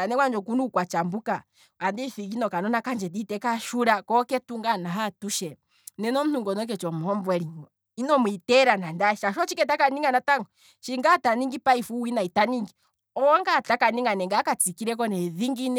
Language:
Kwambi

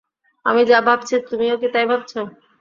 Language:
Bangla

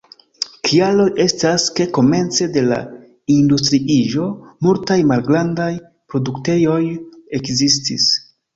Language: Esperanto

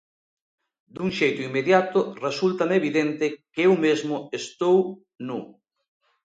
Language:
Galician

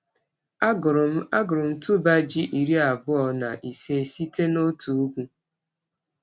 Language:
Igbo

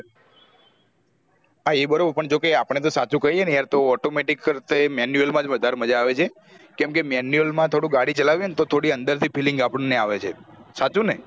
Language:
Gujarati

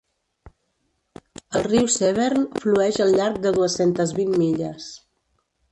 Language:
Catalan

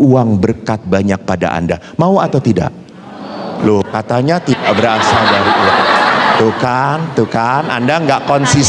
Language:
Indonesian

